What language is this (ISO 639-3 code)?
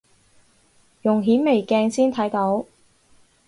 yue